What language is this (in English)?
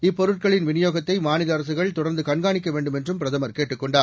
Tamil